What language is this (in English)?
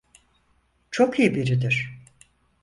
Turkish